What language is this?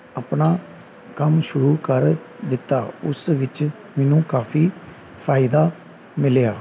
Punjabi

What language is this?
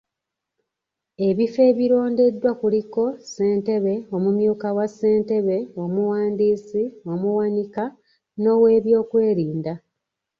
Ganda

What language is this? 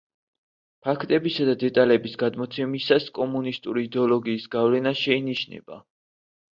Georgian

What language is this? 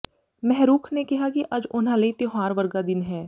Punjabi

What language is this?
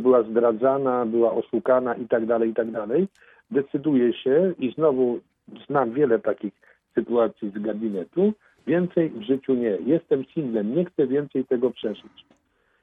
Polish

